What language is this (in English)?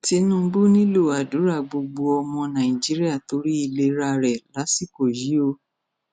Yoruba